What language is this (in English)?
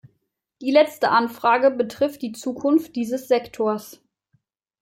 German